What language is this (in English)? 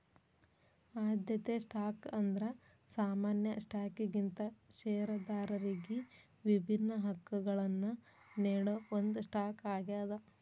Kannada